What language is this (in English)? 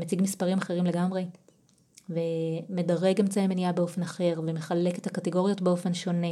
Hebrew